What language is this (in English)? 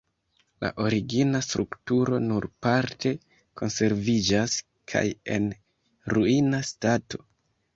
Esperanto